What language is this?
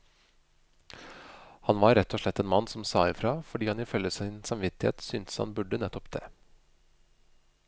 Norwegian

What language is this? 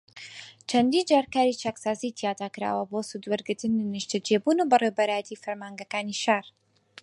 Central Kurdish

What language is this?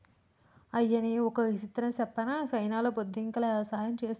Telugu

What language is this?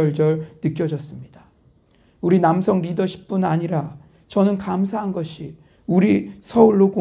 Korean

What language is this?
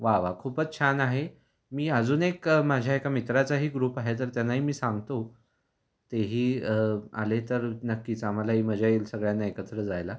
Marathi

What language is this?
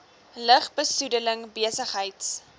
Afrikaans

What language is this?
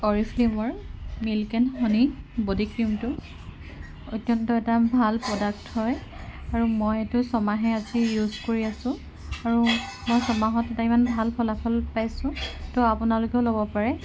Assamese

